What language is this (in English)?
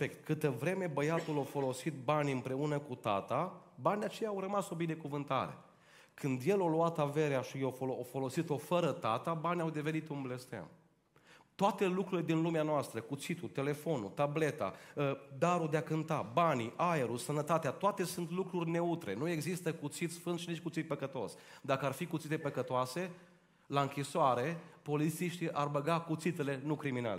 Romanian